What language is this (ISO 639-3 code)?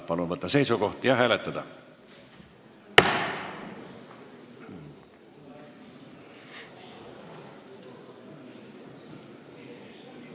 est